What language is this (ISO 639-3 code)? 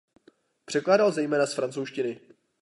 ces